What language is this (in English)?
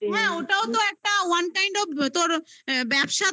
Bangla